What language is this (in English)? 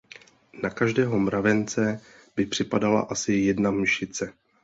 Czech